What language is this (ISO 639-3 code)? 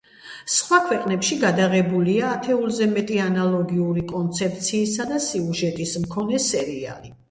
kat